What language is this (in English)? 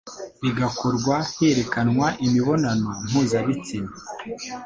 Kinyarwanda